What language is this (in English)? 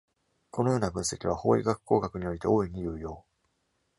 Japanese